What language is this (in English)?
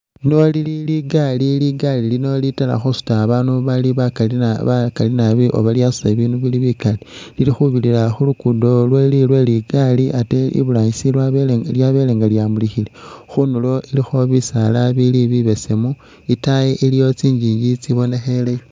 Masaaba